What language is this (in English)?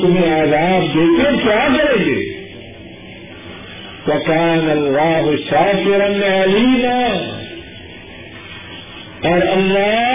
Urdu